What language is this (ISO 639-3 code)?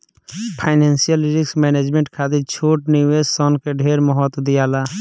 bho